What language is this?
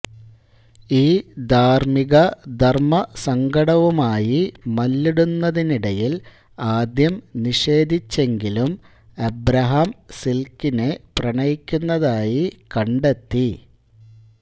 Malayalam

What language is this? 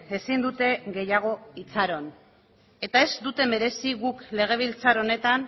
Basque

